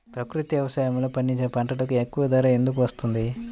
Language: Telugu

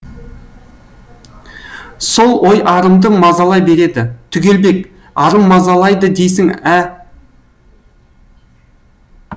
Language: Kazakh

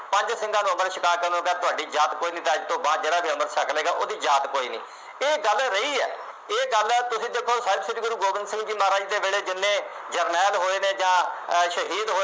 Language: Punjabi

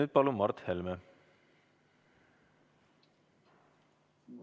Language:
Estonian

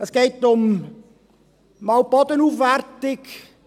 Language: Swiss German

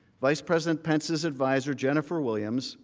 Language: English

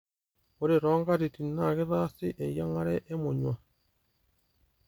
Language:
Masai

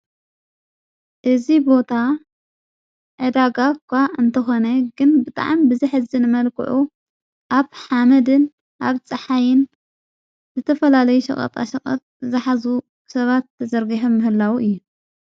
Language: Tigrinya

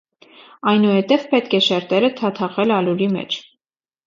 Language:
Armenian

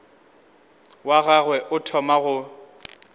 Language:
Northern Sotho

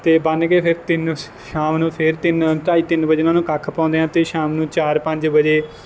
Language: Punjabi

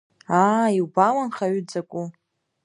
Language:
Abkhazian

